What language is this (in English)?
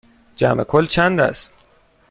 Persian